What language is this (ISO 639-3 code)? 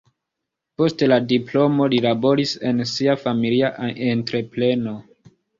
epo